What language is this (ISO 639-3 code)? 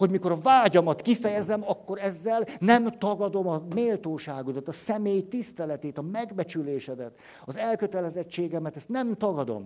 hun